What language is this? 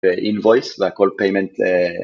Hebrew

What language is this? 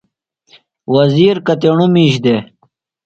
Phalura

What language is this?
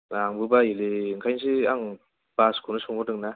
Bodo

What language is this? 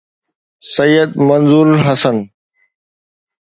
Sindhi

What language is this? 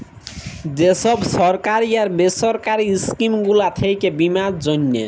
Bangla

